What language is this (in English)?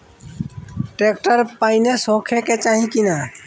Bhojpuri